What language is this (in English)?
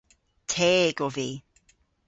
Cornish